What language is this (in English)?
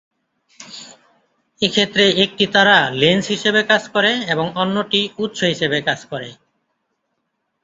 Bangla